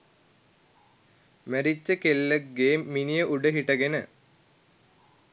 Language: Sinhala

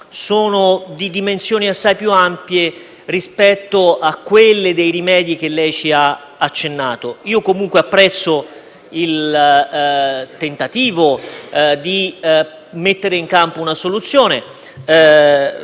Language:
Italian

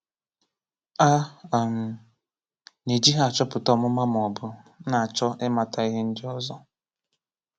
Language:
Igbo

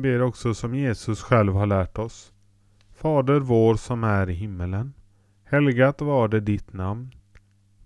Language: Swedish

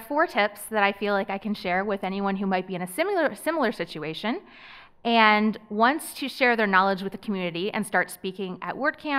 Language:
English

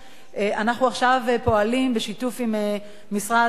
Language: Hebrew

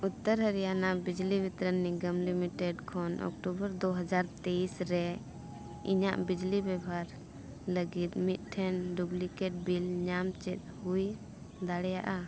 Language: Santali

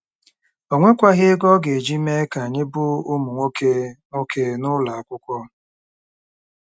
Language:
Igbo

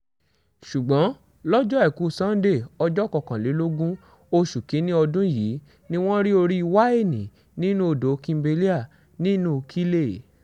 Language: Yoruba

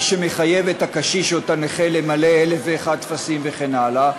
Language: Hebrew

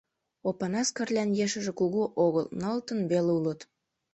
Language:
Mari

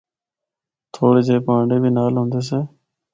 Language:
Northern Hindko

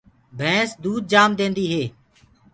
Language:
Gurgula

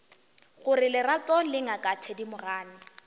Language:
Northern Sotho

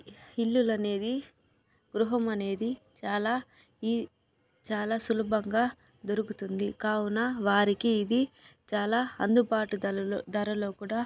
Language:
Telugu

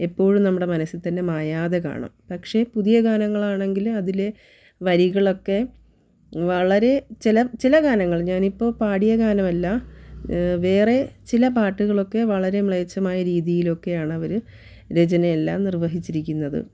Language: Malayalam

